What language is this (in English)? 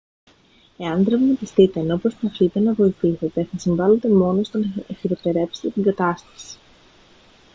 Greek